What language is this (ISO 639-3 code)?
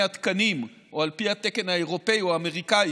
heb